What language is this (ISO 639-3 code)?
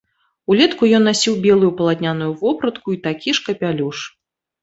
bel